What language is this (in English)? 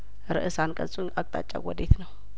Amharic